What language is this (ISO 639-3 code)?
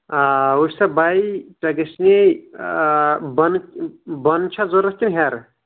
kas